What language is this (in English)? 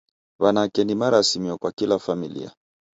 Taita